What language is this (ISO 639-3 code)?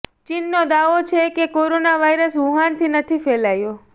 guj